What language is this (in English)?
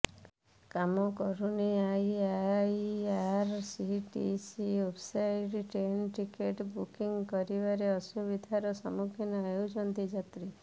Odia